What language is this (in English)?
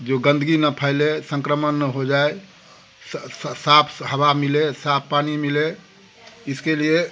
Hindi